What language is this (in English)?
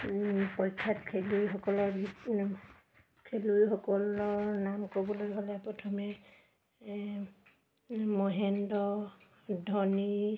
Assamese